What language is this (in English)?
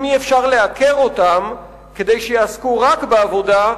Hebrew